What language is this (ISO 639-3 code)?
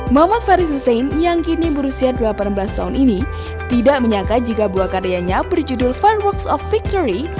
ind